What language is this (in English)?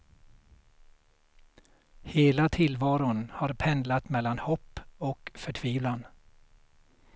Swedish